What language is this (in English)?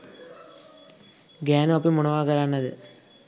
Sinhala